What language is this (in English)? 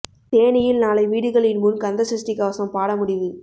Tamil